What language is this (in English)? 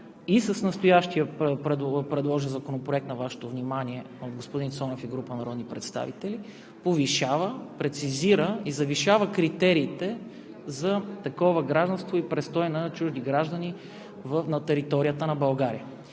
Bulgarian